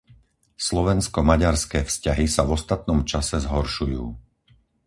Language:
Slovak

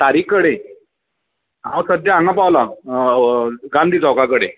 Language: Konkani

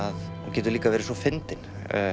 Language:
Icelandic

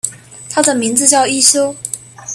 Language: Chinese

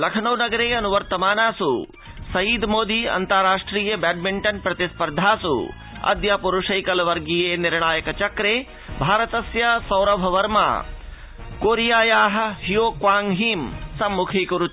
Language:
Sanskrit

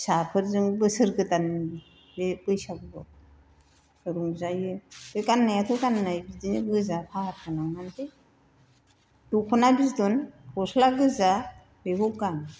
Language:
Bodo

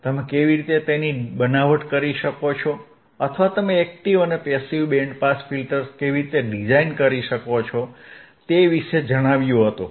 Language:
Gujarati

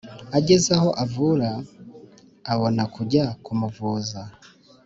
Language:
Kinyarwanda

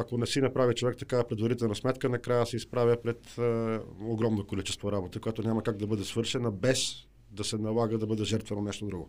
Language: Bulgarian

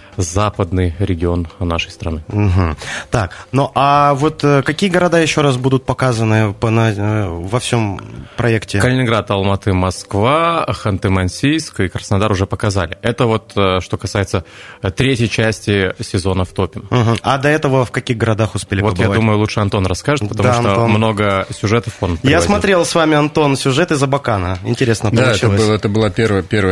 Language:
Russian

